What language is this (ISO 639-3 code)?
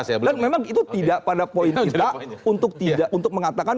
ind